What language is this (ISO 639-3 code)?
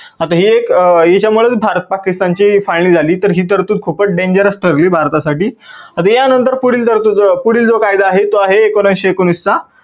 mar